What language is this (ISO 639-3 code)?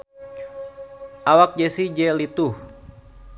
sun